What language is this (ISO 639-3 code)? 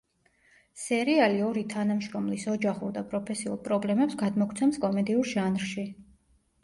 kat